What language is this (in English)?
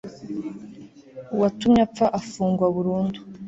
Kinyarwanda